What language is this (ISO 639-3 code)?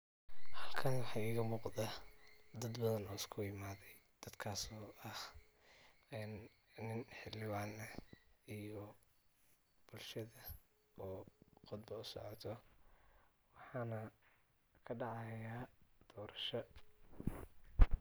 som